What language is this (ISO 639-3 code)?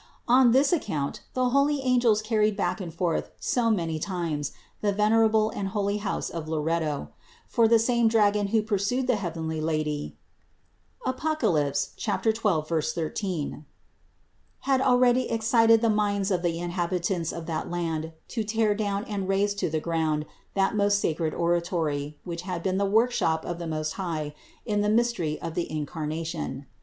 eng